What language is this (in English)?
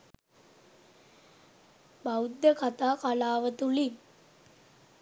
Sinhala